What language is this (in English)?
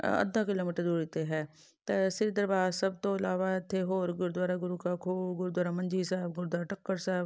Punjabi